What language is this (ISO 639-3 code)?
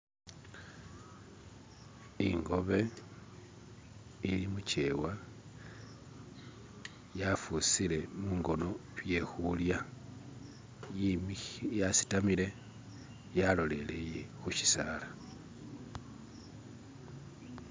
myx